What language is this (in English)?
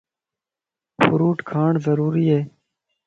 Lasi